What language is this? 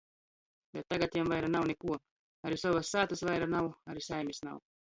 Latgalian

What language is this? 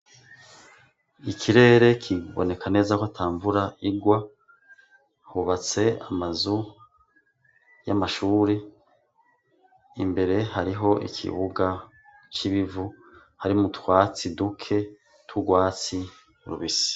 Rundi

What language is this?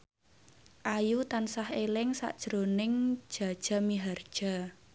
Javanese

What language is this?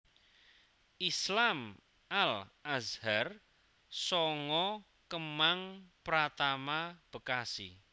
Javanese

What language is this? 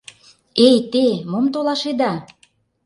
Mari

